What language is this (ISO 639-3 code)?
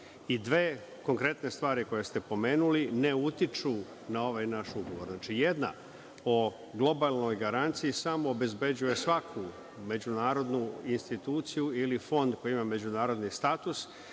srp